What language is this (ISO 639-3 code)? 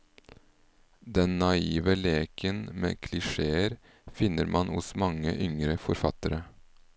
nor